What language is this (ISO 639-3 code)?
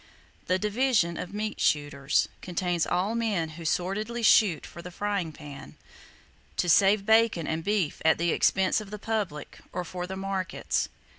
eng